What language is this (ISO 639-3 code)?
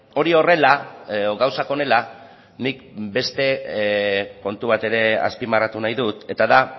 eus